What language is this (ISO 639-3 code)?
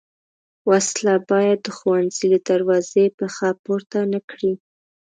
pus